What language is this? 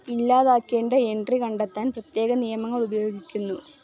Malayalam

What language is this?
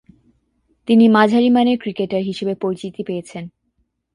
Bangla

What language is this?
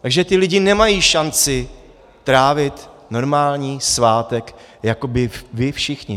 Czech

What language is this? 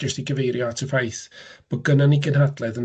Welsh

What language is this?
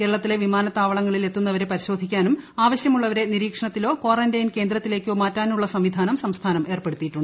Malayalam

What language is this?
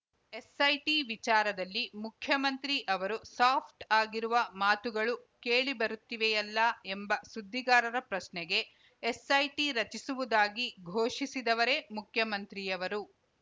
Kannada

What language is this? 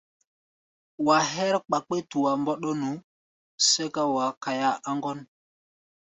Gbaya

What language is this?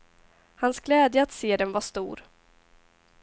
Swedish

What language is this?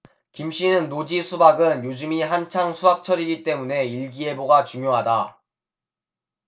Korean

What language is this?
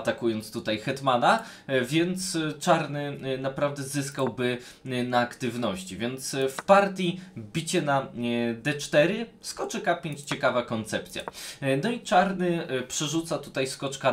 Polish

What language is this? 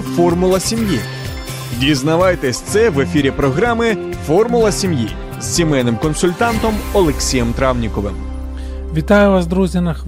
Ukrainian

